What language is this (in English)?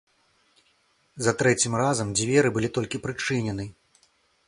Belarusian